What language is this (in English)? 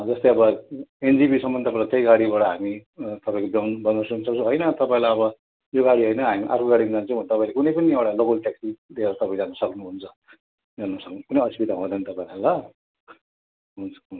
Nepali